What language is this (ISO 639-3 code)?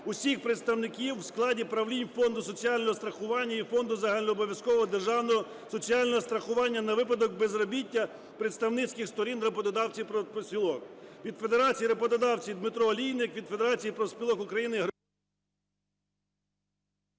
ukr